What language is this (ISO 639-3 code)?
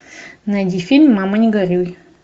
rus